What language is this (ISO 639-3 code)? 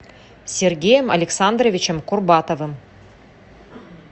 rus